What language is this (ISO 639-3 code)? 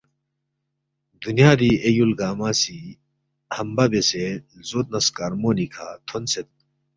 bft